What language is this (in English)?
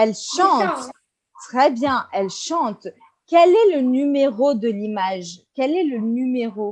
French